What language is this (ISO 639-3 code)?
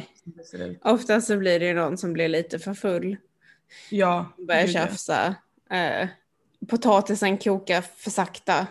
swe